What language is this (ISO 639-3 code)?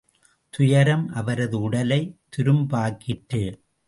tam